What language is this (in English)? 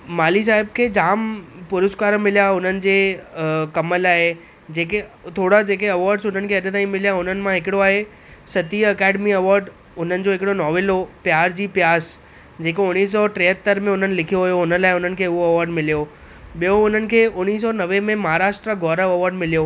Sindhi